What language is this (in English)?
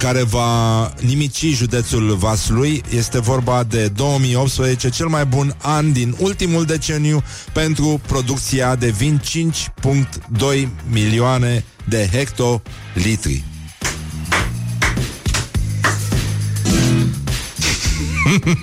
Romanian